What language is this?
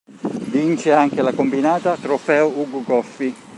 Italian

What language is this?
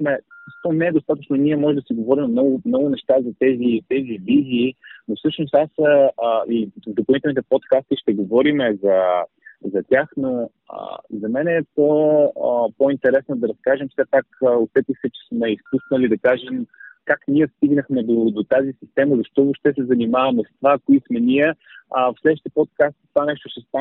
Bulgarian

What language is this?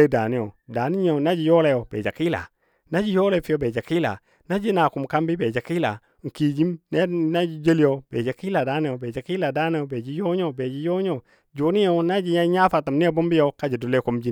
Dadiya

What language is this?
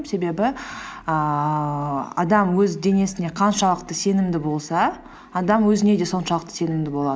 Kazakh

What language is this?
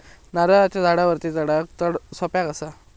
Marathi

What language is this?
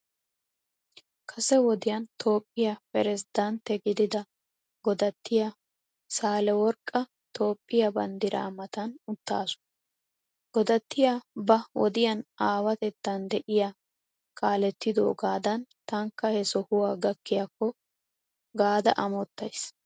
Wolaytta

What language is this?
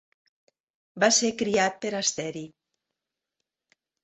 Catalan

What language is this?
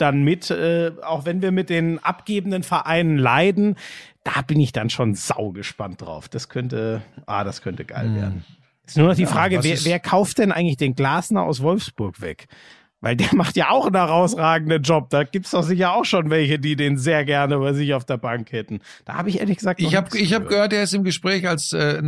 German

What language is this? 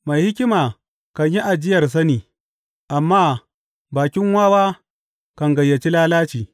Hausa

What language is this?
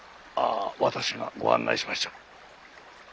Japanese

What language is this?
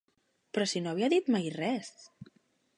Catalan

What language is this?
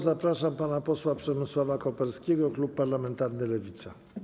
Polish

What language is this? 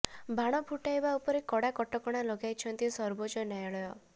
Odia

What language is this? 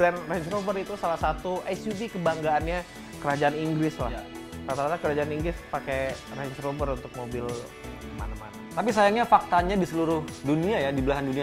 Indonesian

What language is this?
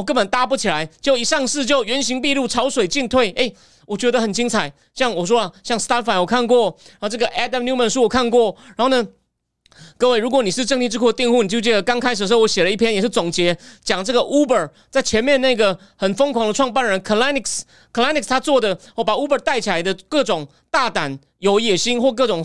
Chinese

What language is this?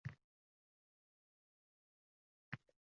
Uzbek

